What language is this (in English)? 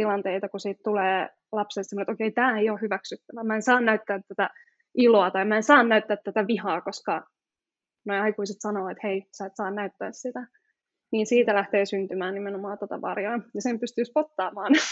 Finnish